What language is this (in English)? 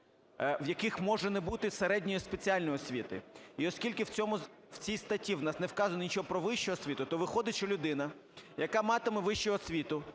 Ukrainian